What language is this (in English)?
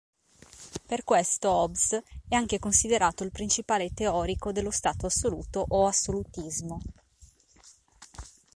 Italian